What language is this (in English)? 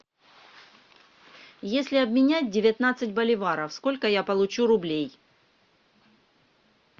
Russian